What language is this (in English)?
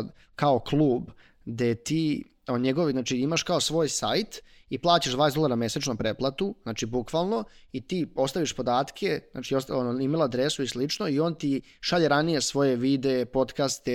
Croatian